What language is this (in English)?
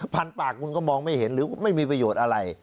Thai